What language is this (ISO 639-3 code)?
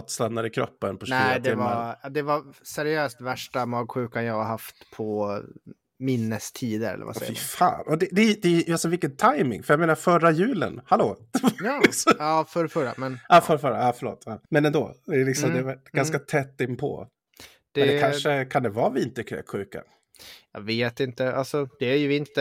swe